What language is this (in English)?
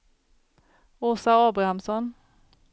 Swedish